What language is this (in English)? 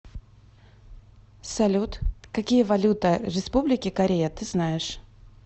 Russian